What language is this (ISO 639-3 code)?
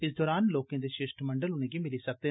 doi